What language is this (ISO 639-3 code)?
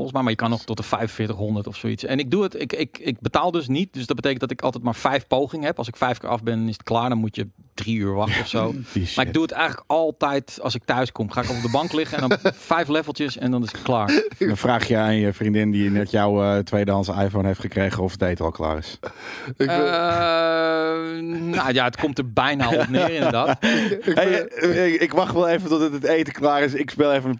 nld